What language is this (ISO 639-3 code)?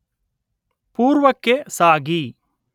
kan